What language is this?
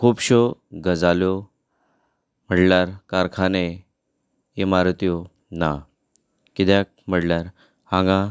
Konkani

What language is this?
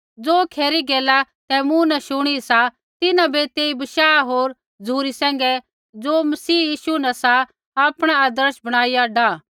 Kullu Pahari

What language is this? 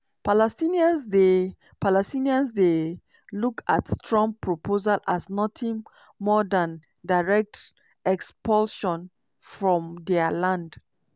Nigerian Pidgin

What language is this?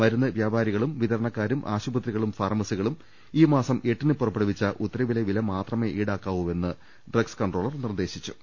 Malayalam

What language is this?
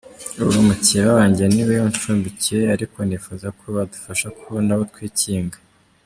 Kinyarwanda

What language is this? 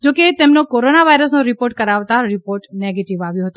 Gujarati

